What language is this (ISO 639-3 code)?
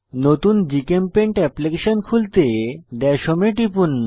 ben